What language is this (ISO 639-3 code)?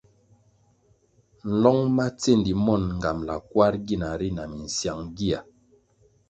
nmg